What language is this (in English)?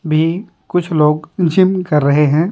Hindi